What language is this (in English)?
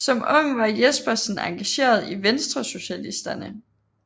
Danish